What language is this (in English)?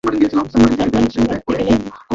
Bangla